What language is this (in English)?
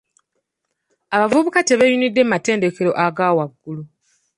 Ganda